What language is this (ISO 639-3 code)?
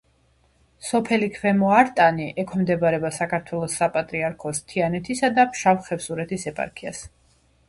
kat